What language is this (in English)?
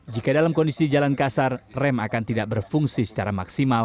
Indonesian